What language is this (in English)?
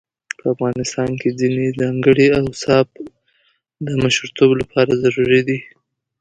Pashto